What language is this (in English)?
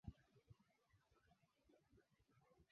Swahili